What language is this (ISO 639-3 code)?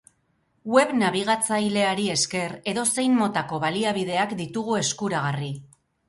eus